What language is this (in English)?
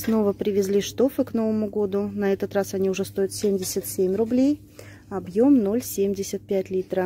Russian